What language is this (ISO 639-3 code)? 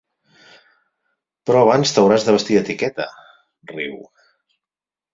cat